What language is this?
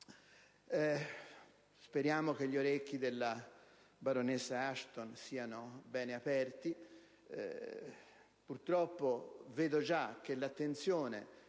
Italian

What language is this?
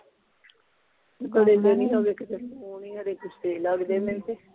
Punjabi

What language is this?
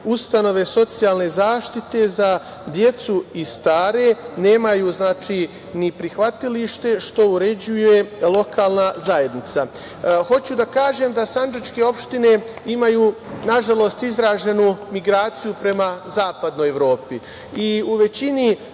Serbian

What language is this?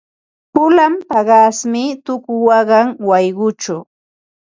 Ambo-Pasco Quechua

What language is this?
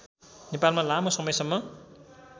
Nepali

